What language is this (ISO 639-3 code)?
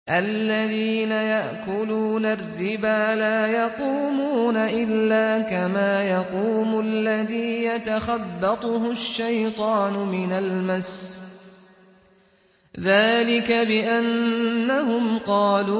ara